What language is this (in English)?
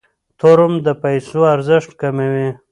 Pashto